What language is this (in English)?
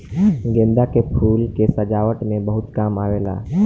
Bhojpuri